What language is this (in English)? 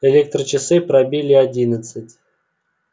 Russian